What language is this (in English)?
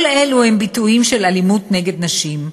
Hebrew